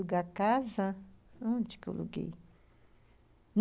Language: Portuguese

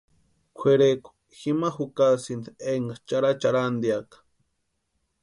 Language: Western Highland Purepecha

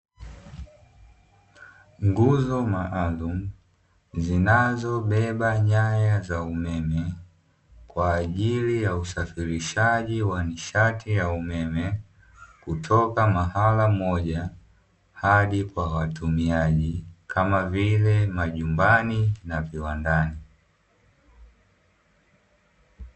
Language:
Swahili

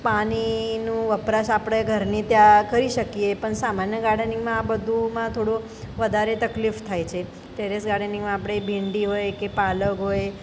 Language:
Gujarati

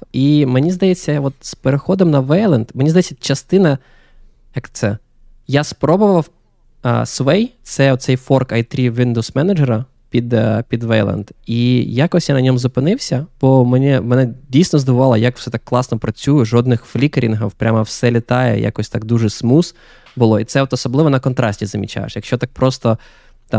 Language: Ukrainian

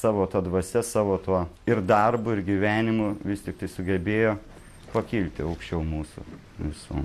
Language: Lithuanian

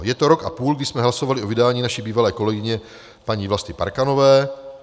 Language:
Czech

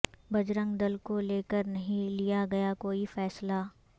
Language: Urdu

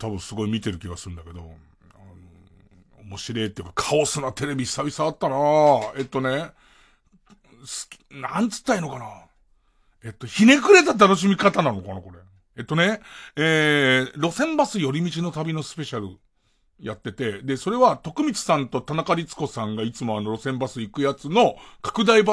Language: Japanese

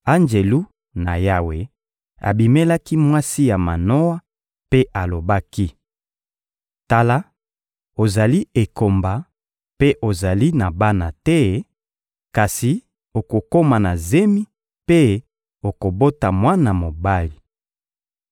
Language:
Lingala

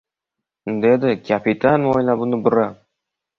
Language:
Uzbek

